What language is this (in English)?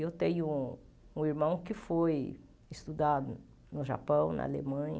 Portuguese